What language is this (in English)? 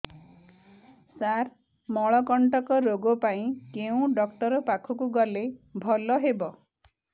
Odia